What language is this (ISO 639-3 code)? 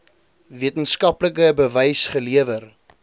afr